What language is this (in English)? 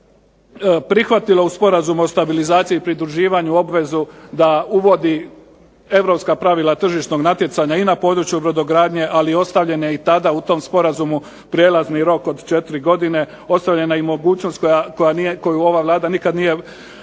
Croatian